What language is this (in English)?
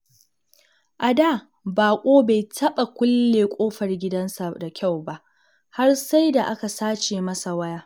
Hausa